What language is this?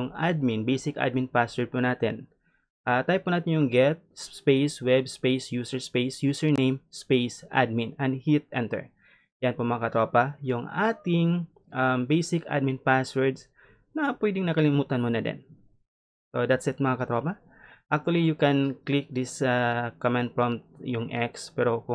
Filipino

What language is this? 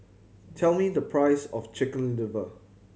English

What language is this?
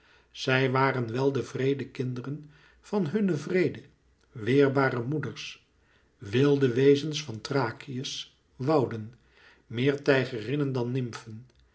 Dutch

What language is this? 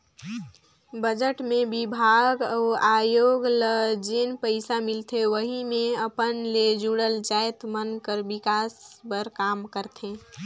Chhattisgarhi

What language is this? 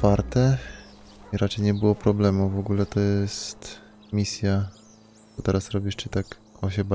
Polish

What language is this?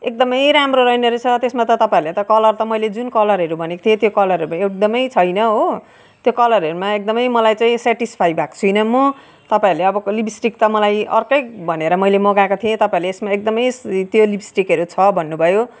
Nepali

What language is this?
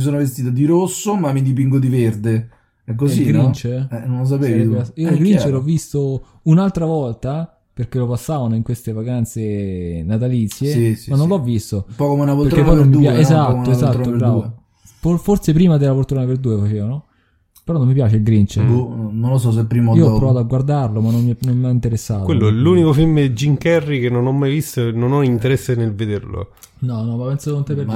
Italian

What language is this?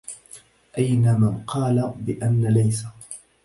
Arabic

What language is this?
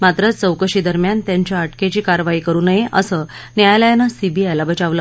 Marathi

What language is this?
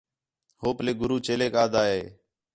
Khetrani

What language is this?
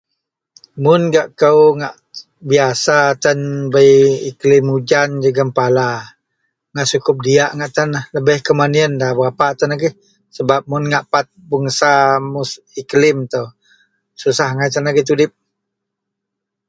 Central Melanau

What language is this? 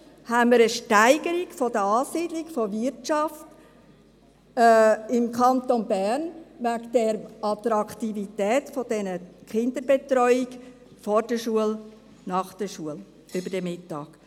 Swiss German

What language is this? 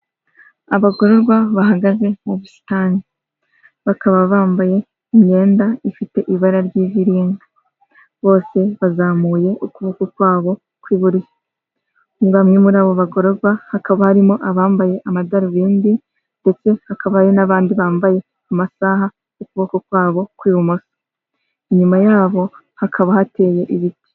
Kinyarwanda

